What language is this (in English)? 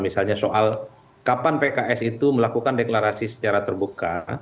Indonesian